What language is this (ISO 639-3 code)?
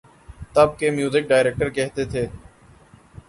urd